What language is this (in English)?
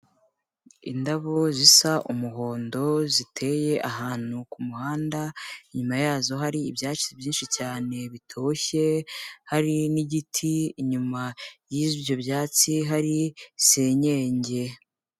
Kinyarwanda